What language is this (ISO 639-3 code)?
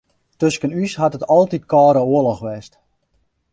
fry